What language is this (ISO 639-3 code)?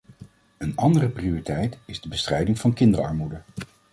nld